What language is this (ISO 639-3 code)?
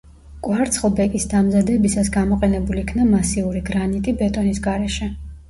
kat